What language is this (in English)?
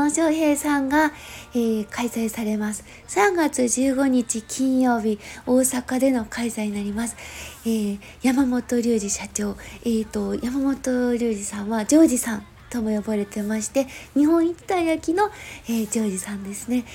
Japanese